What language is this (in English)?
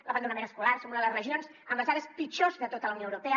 Catalan